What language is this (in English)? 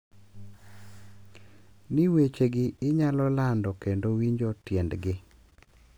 Luo (Kenya and Tanzania)